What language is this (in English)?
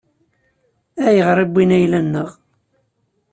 Kabyle